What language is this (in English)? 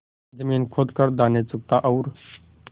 Hindi